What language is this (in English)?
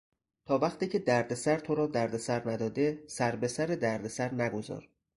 Persian